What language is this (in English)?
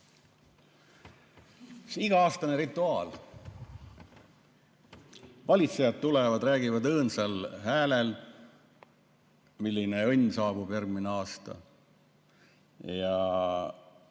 Estonian